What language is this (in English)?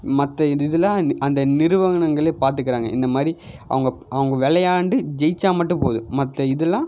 Tamil